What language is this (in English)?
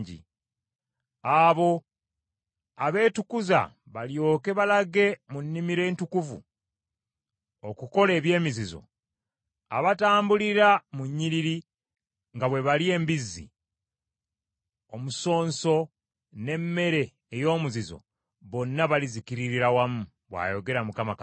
Ganda